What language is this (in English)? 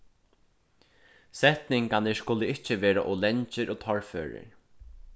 Faroese